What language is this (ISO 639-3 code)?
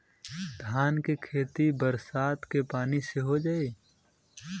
bho